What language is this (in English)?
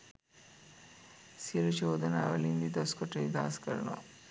Sinhala